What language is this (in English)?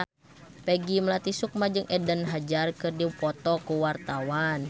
Sundanese